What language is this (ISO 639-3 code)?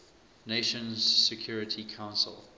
eng